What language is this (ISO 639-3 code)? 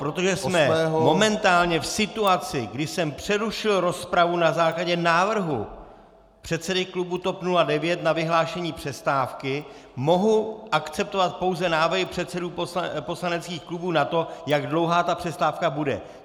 ces